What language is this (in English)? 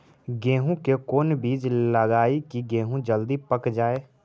Magahi